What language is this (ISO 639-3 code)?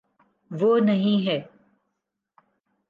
urd